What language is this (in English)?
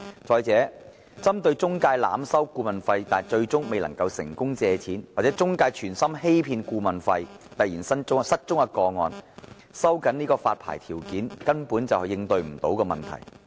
Cantonese